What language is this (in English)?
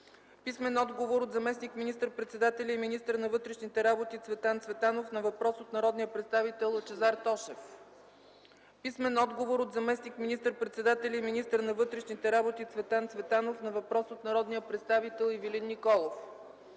Bulgarian